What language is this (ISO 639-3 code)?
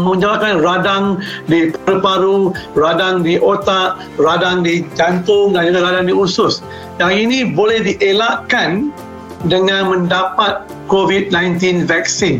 msa